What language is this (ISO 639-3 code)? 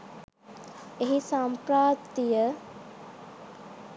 sin